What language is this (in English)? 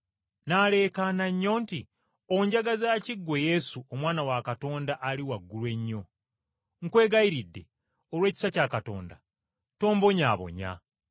Ganda